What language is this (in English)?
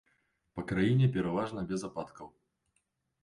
Belarusian